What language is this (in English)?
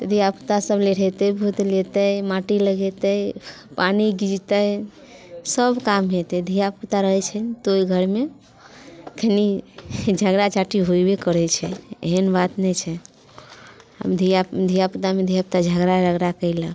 Maithili